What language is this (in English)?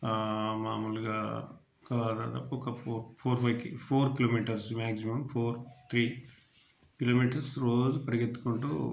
Telugu